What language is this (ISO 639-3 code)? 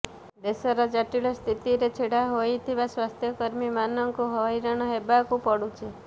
ori